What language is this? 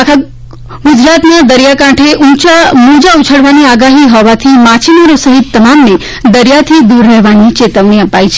Gujarati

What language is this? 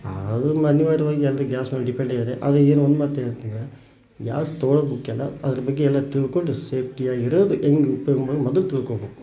Kannada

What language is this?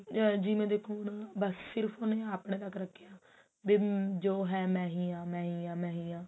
Punjabi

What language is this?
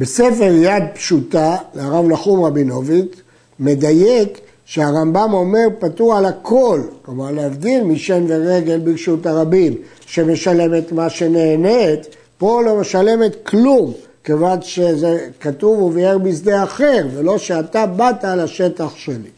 Hebrew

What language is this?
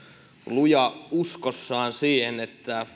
Finnish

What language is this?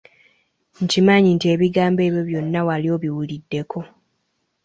Ganda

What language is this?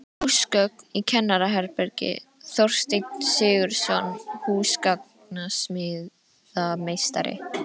Icelandic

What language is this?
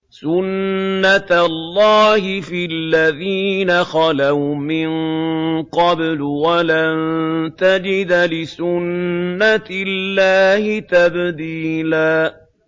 Arabic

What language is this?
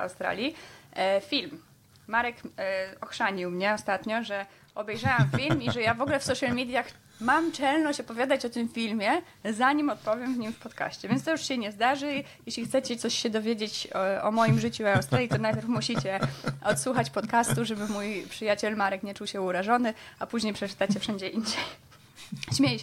Polish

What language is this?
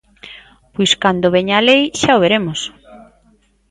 Galician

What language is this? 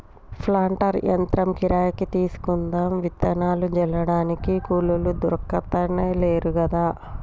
Telugu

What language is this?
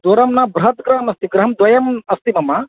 Sanskrit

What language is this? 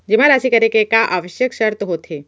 Chhattisgarhi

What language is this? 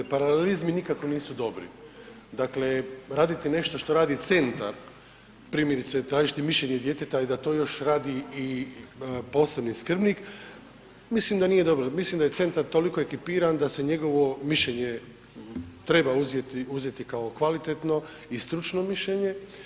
Croatian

